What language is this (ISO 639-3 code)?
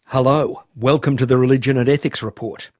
eng